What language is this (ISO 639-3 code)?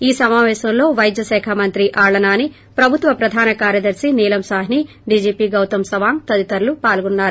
tel